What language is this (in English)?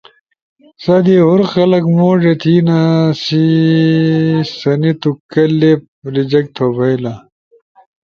Ushojo